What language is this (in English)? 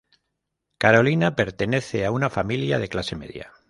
Spanish